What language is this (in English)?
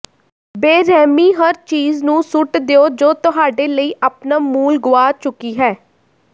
Punjabi